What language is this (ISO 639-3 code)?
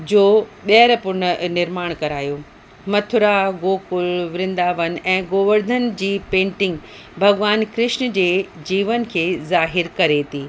snd